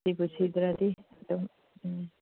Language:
Manipuri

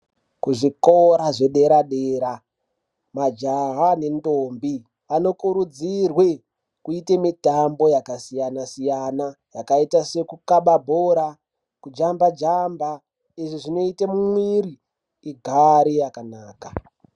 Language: Ndau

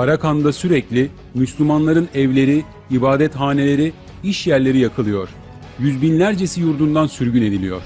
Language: Turkish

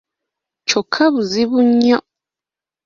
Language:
Ganda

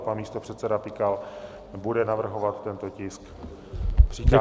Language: Czech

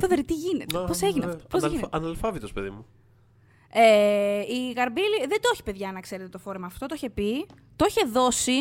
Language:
Greek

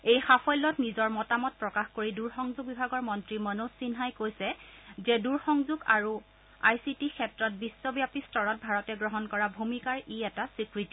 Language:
Assamese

